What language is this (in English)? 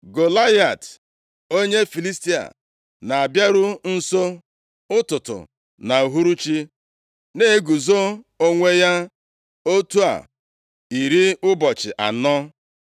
Igbo